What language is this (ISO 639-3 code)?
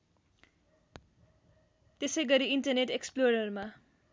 nep